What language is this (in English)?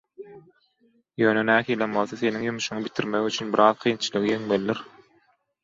Turkmen